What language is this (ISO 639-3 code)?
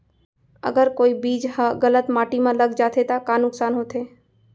hne